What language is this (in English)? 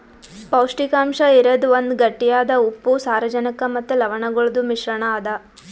Kannada